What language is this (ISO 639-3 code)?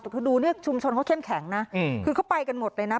tha